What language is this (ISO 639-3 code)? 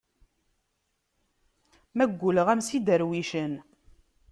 kab